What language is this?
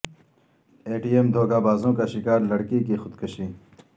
Urdu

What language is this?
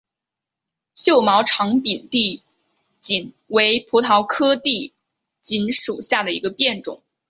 Chinese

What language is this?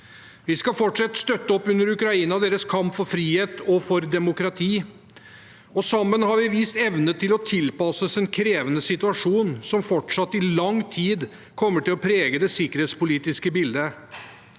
Norwegian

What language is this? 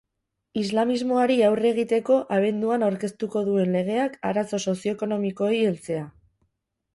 Basque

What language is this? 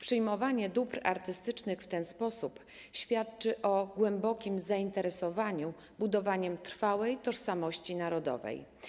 Polish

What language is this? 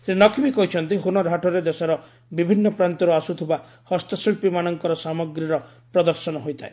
Odia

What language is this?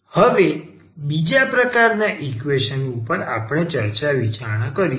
Gujarati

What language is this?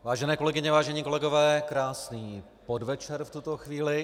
Czech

